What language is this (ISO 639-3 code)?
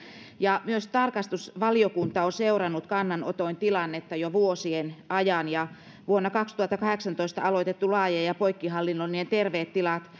fin